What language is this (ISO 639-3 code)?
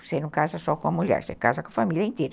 por